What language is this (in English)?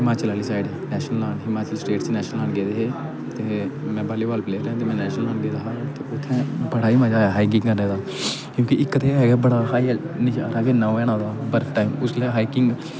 Dogri